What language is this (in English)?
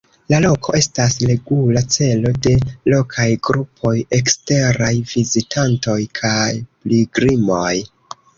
Esperanto